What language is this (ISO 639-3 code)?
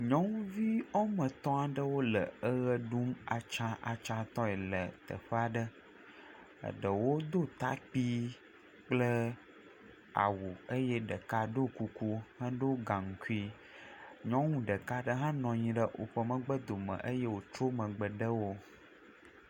ewe